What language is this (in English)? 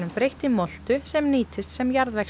Icelandic